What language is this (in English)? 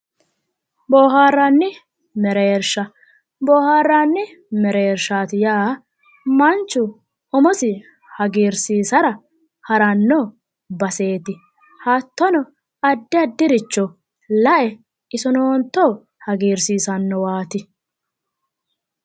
Sidamo